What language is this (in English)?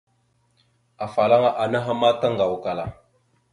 Mada (Cameroon)